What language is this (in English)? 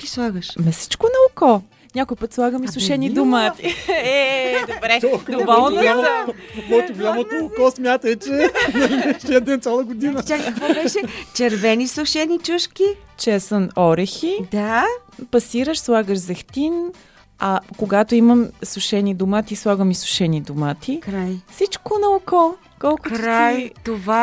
Bulgarian